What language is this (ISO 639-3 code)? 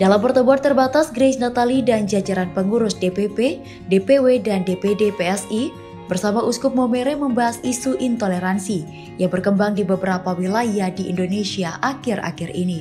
ind